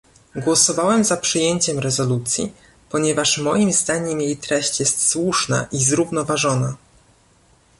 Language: Polish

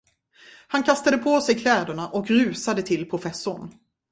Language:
Swedish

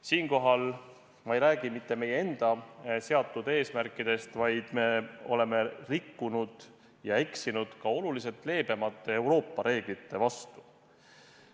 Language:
Estonian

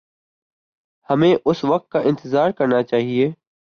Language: Urdu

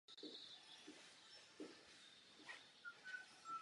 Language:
Czech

